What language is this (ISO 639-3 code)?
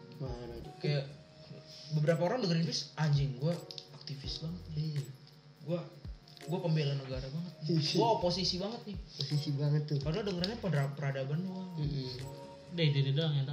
ind